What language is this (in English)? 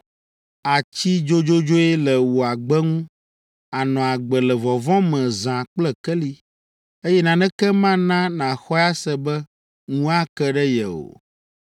Ewe